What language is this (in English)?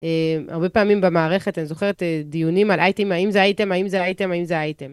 Hebrew